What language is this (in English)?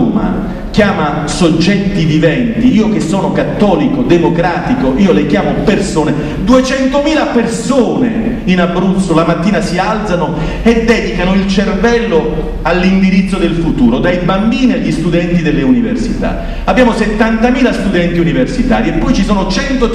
Italian